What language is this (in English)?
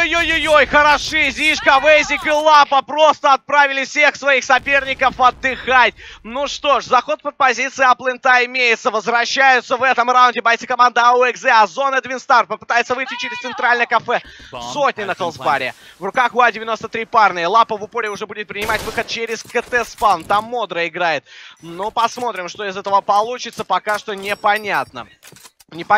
Russian